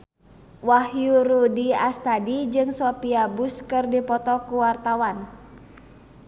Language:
Sundanese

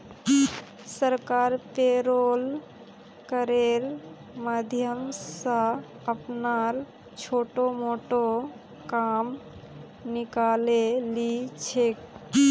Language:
Magahi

